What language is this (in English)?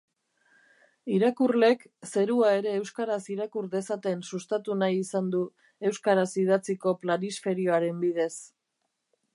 Basque